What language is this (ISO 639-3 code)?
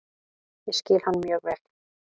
isl